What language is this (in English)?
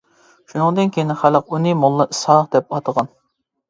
Uyghur